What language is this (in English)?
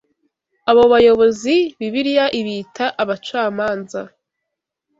Kinyarwanda